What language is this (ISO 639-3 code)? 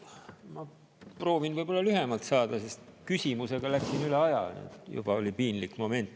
est